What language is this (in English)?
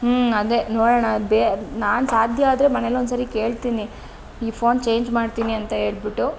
Kannada